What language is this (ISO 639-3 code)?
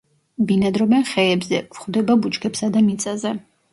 kat